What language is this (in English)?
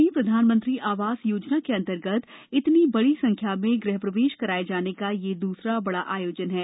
Hindi